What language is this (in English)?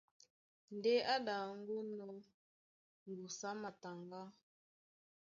Duala